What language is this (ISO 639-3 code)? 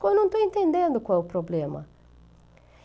por